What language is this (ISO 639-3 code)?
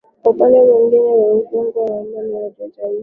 swa